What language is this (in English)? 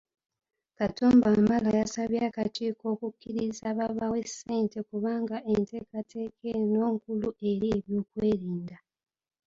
Ganda